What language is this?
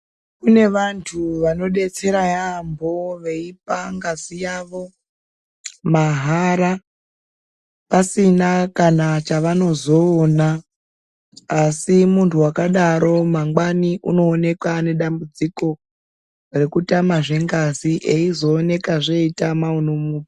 Ndau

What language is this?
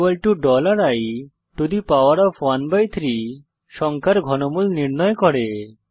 Bangla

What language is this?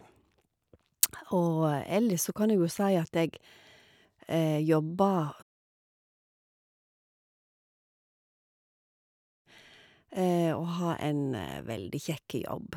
Norwegian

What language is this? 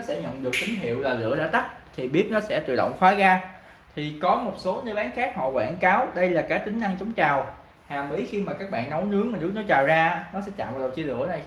Vietnamese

